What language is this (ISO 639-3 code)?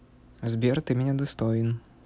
rus